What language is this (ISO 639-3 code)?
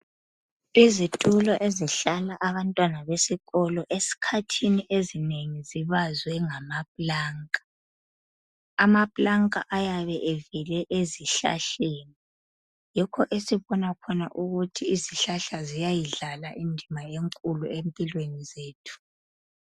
nde